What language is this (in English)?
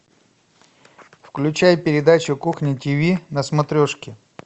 Russian